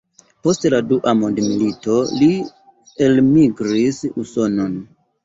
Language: Esperanto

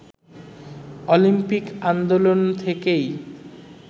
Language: Bangla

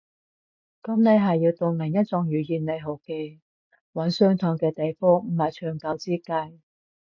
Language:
Cantonese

